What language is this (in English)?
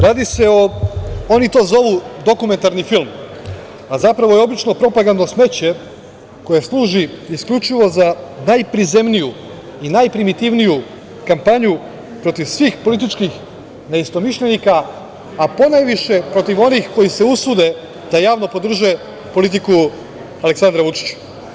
Serbian